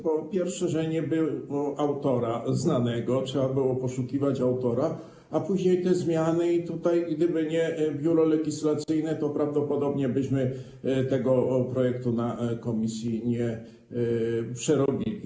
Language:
Polish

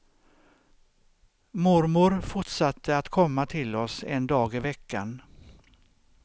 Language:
Swedish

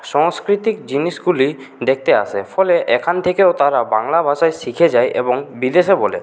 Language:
Bangla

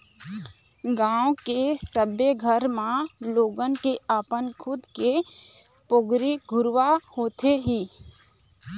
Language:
Chhattisgarhi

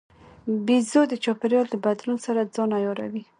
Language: Pashto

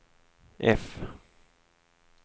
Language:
Swedish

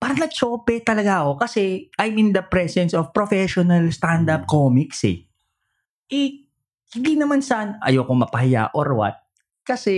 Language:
Filipino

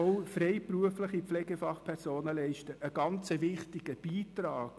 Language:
Swiss German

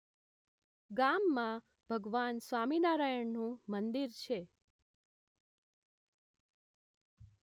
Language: Gujarati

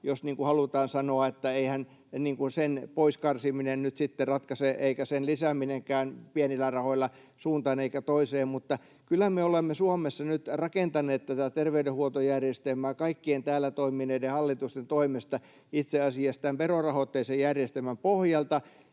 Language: Finnish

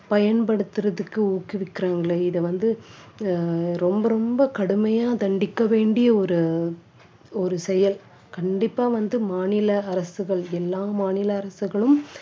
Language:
Tamil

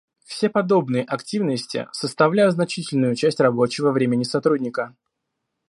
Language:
Russian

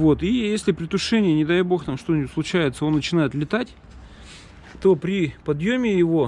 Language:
Russian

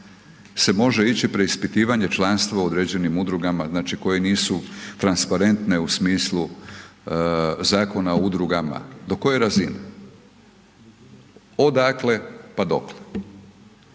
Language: Croatian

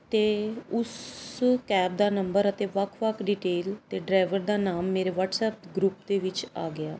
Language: Punjabi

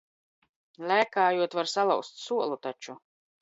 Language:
Latvian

